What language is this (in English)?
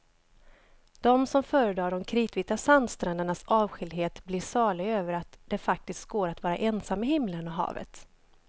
Swedish